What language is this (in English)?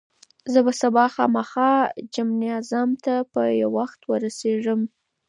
Pashto